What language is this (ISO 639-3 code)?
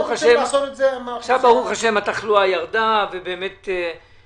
heb